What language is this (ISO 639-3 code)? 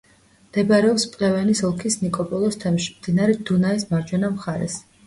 kat